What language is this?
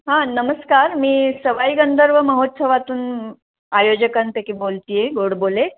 Marathi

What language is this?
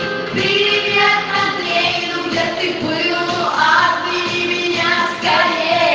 Russian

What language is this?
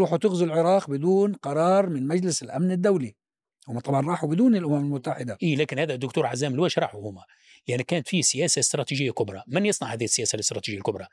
Arabic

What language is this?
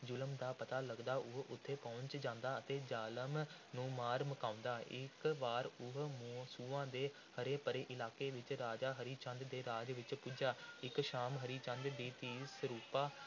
Punjabi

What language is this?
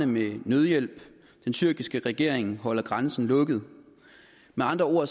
Danish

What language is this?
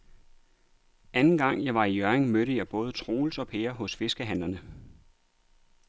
Danish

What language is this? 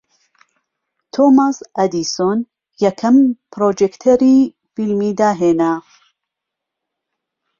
Central Kurdish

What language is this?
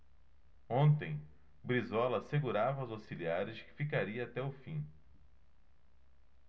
Portuguese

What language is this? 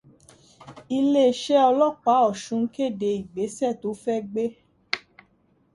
Yoruba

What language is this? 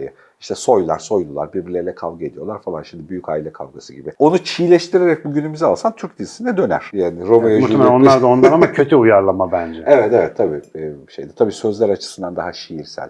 Turkish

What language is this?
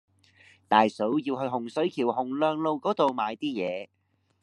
Cantonese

